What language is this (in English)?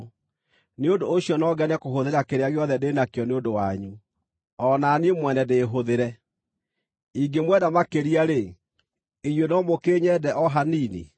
Kikuyu